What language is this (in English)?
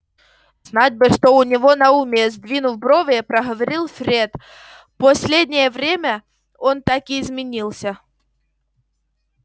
Russian